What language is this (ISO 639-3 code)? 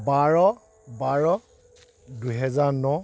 asm